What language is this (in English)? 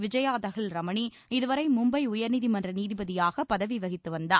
Tamil